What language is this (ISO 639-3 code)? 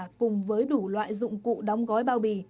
vie